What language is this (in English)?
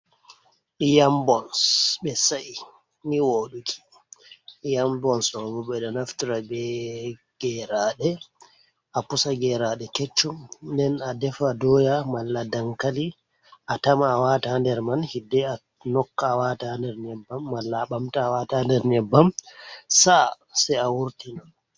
Fula